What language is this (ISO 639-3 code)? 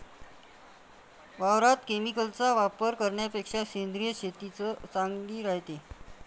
mar